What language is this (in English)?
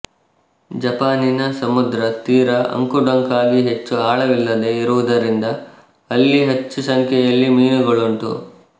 Kannada